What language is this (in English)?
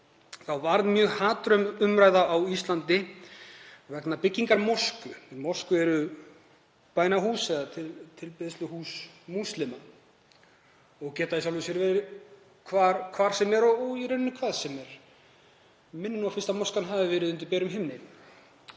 Icelandic